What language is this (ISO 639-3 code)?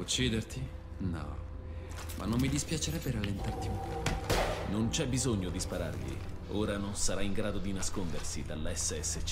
ita